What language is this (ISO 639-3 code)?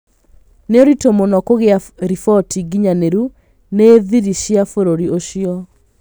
kik